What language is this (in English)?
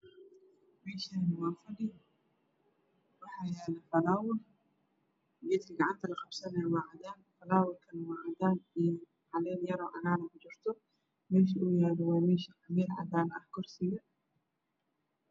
Somali